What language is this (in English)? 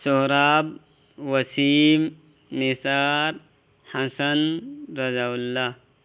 Urdu